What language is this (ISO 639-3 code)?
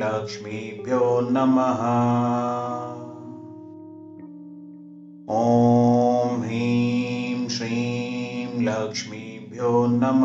hin